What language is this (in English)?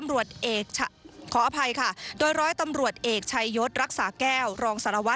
Thai